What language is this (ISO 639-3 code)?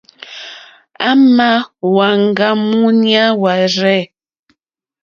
bri